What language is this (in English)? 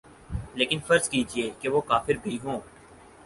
Urdu